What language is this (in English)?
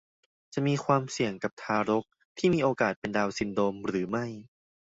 Thai